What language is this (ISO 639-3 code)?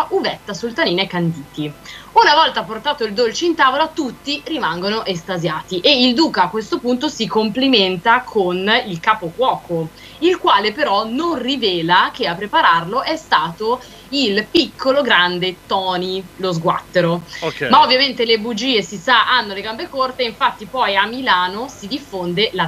ita